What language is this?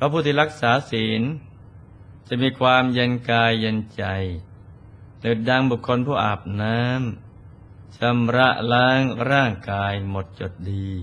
Thai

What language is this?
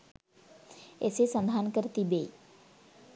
Sinhala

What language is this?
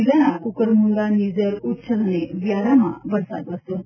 Gujarati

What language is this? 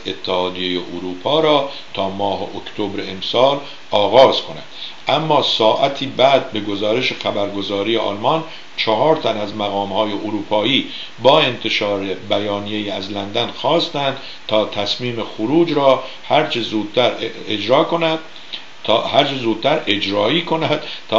Persian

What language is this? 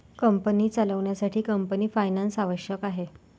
Marathi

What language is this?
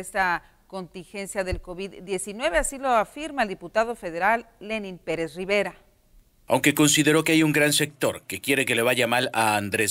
Spanish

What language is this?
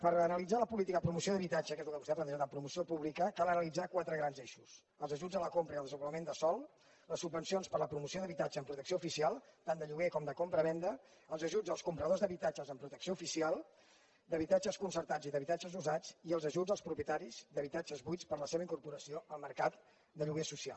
Catalan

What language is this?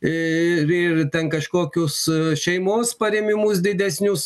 Lithuanian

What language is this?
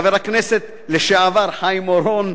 Hebrew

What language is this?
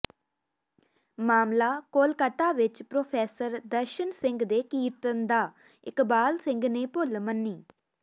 Punjabi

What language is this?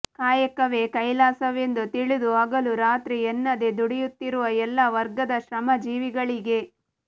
Kannada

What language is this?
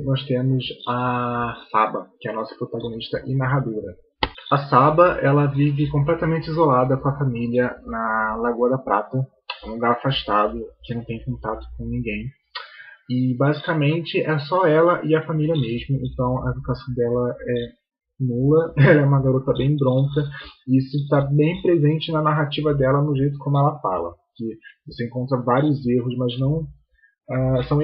Portuguese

